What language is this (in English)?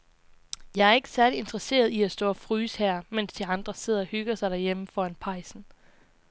Danish